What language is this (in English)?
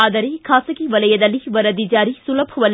Kannada